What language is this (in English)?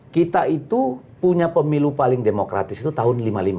Indonesian